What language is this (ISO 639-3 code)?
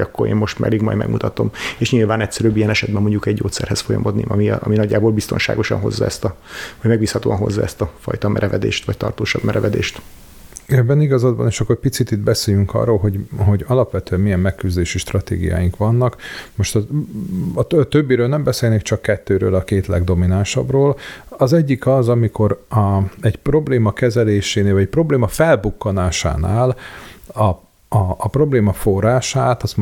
hun